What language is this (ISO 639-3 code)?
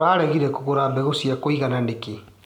kik